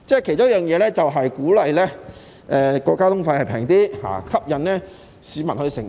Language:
Cantonese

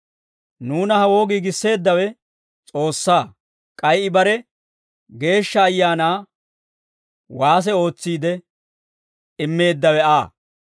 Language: Dawro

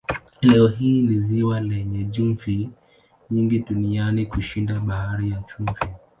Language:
Swahili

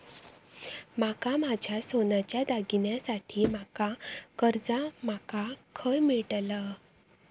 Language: Marathi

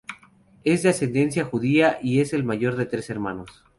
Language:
Spanish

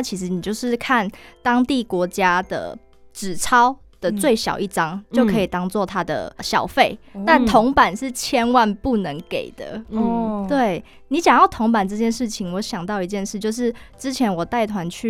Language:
Chinese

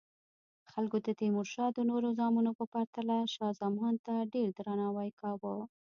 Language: Pashto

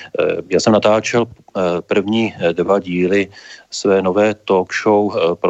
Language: Czech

